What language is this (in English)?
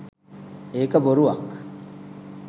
Sinhala